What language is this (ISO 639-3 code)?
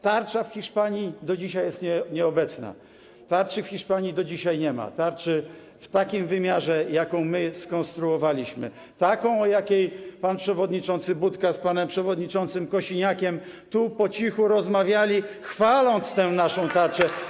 pol